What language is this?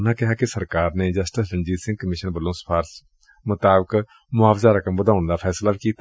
Punjabi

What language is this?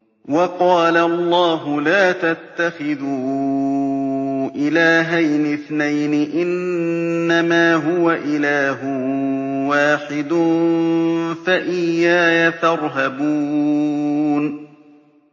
Arabic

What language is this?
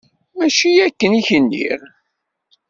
Kabyle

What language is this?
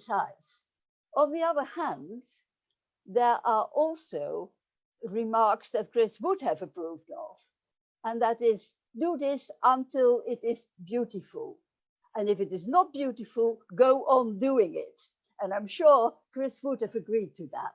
English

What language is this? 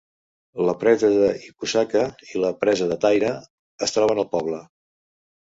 Catalan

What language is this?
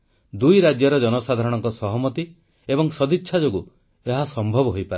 Odia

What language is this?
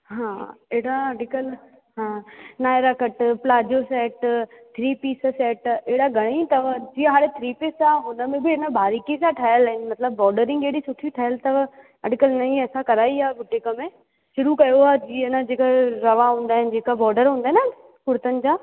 Sindhi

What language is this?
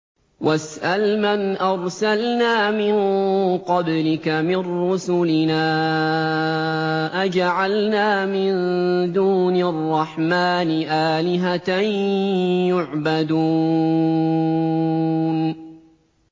Arabic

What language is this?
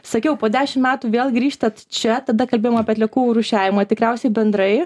Lithuanian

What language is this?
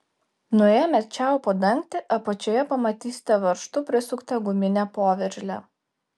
Lithuanian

